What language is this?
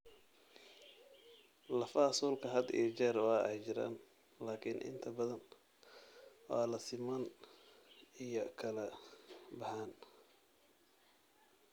Somali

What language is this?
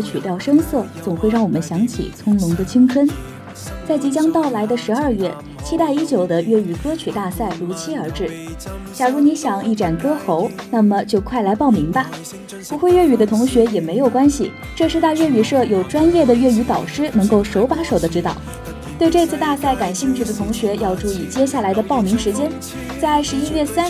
Chinese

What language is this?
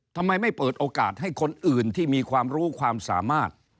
Thai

